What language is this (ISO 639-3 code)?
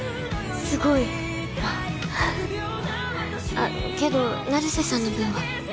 jpn